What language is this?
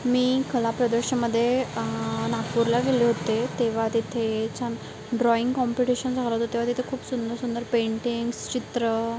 Marathi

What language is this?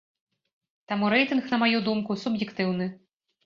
Belarusian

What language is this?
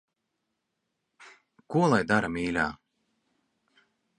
Latvian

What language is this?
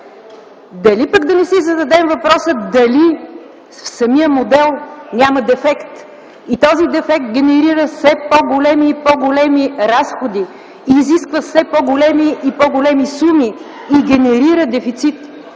Bulgarian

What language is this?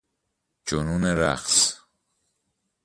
Persian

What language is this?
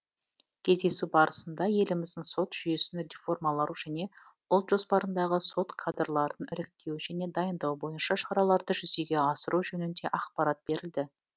Kazakh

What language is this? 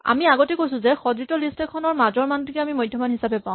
Assamese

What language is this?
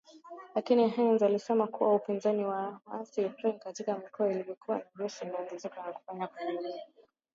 Swahili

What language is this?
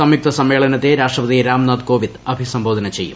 Malayalam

